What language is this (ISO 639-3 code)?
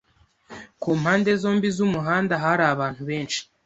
kin